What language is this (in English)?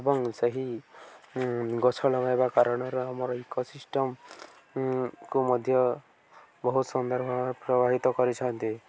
Odia